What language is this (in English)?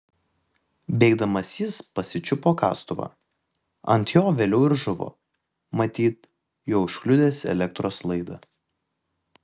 Lithuanian